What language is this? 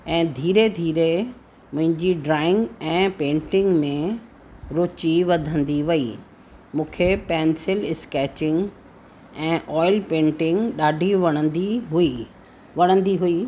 Sindhi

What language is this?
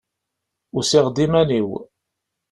Kabyle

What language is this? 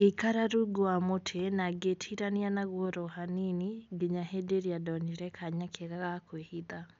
Kikuyu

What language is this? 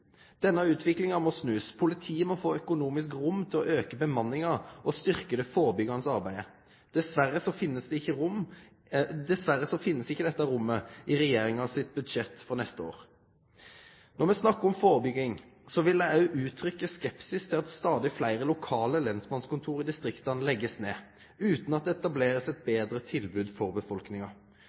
Norwegian Nynorsk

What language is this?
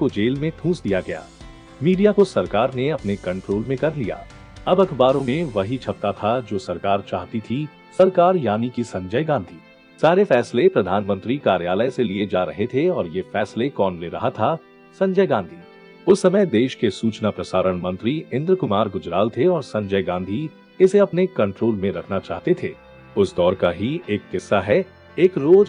Hindi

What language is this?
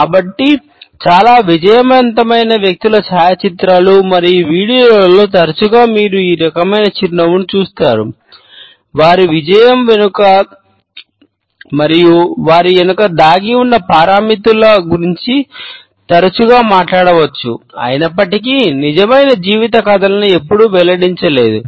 Telugu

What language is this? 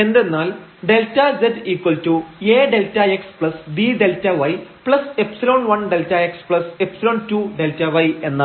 Malayalam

